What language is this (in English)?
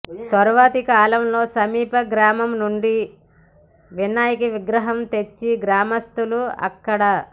Telugu